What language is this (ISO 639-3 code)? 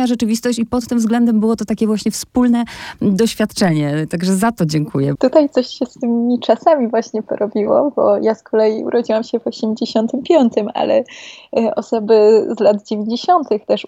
pol